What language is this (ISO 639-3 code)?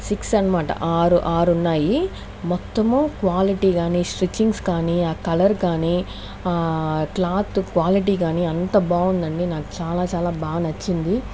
tel